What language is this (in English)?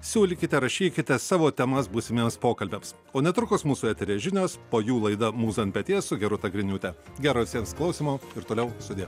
Lithuanian